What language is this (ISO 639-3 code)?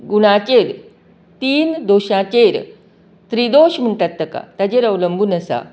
kok